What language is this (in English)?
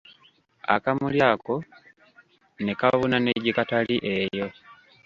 Ganda